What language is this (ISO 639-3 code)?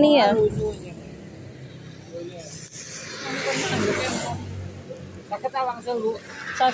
tha